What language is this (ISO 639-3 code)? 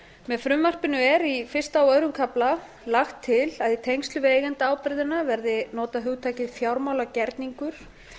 isl